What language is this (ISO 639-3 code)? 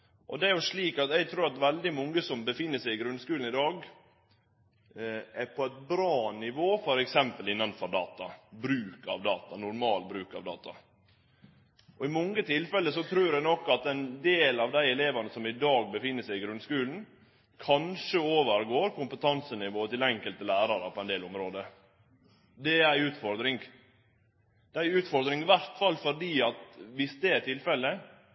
nno